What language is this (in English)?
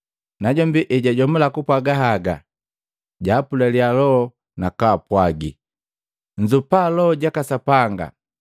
Matengo